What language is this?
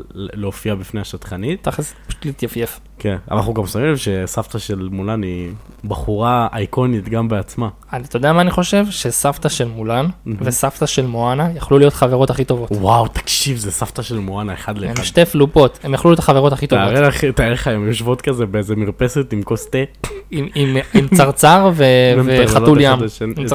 Hebrew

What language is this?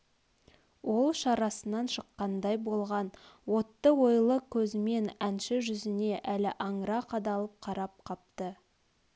Kazakh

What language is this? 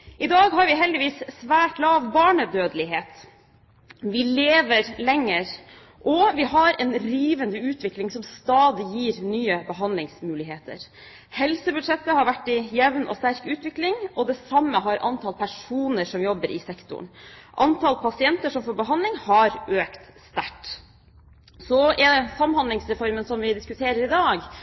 Norwegian Bokmål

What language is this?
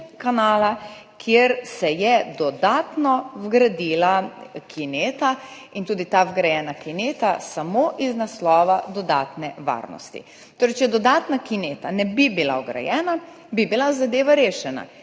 Slovenian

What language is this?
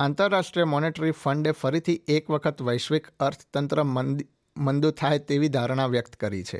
Gujarati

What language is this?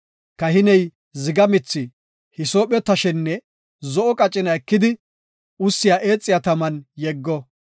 Gofa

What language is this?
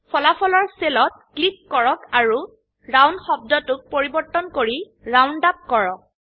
Assamese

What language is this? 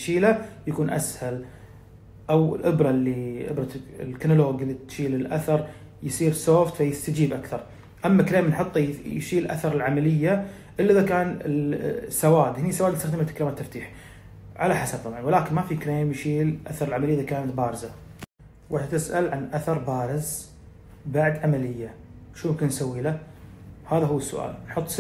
Arabic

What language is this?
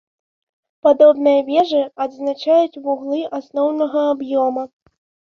Belarusian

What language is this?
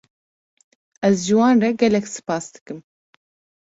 Kurdish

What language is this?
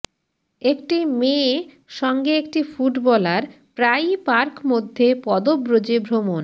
Bangla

